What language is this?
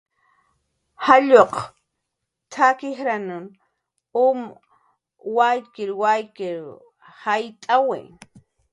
Jaqaru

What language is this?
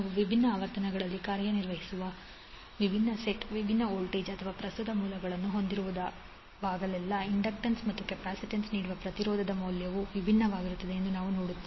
Kannada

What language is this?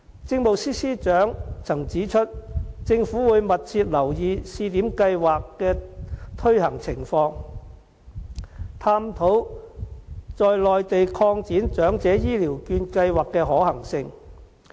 Cantonese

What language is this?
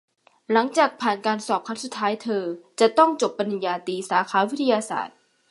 Thai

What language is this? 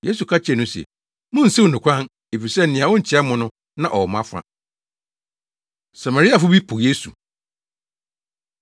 Akan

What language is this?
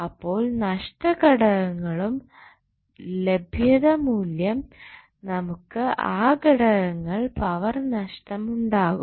Malayalam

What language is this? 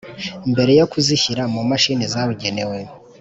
Kinyarwanda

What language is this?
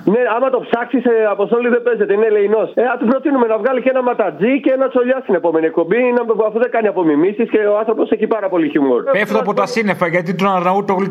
Greek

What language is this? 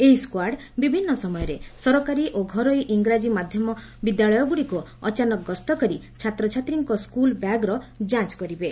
Odia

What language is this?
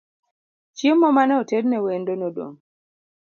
Luo (Kenya and Tanzania)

